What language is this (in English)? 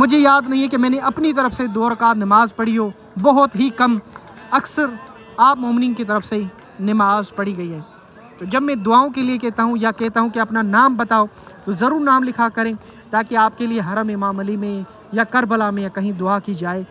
Hindi